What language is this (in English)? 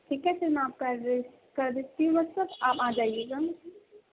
Urdu